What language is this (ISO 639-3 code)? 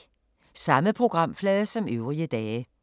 dan